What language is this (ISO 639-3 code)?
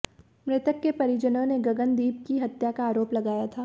hin